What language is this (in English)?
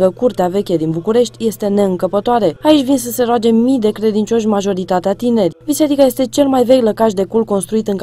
Romanian